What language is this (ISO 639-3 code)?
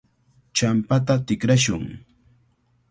qvl